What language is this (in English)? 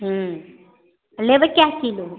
Maithili